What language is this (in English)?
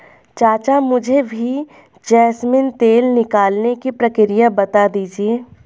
Hindi